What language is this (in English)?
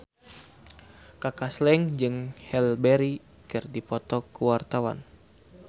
Sundanese